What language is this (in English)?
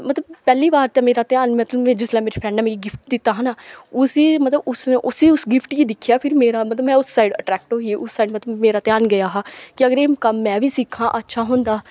Dogri